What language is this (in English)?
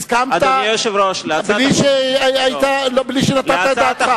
Hebrew